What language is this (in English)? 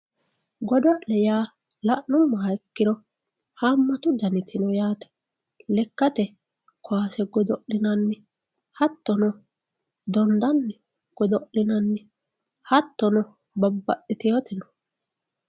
Sidamo